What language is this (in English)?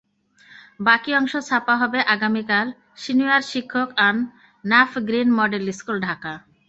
Bangla